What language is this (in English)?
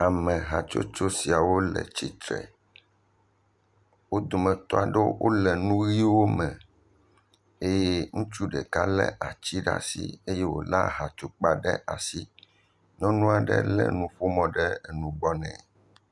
Ewe